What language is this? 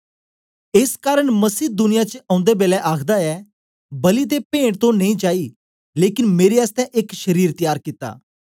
Dogri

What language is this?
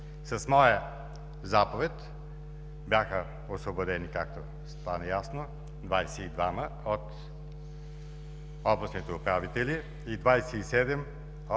Bulgarian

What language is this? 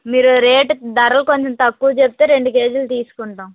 Telugu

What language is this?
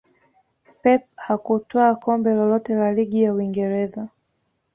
Swahili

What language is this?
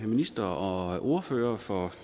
Danish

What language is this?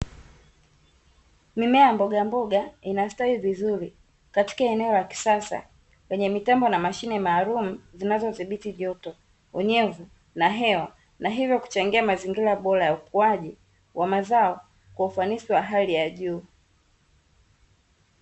Swahili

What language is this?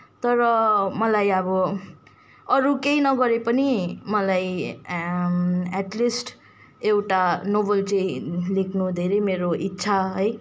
Nepali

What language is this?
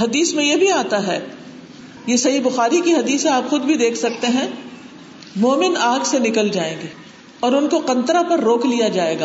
Urdu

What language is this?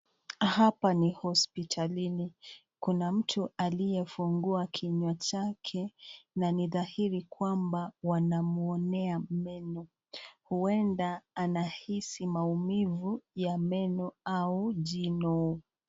Swahili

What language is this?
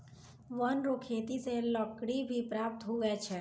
Maithili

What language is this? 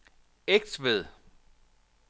Danish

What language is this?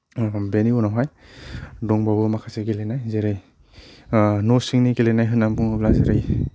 Bodo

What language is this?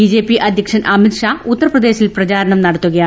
Malayalam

